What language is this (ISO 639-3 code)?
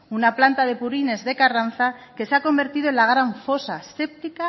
spa